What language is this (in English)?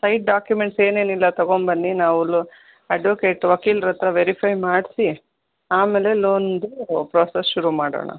Kannada